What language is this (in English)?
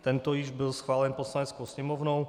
Czech